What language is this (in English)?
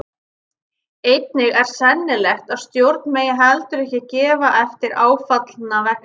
Icelandic